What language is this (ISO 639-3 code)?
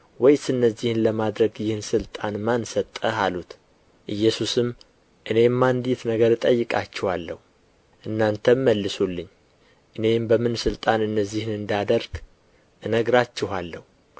amh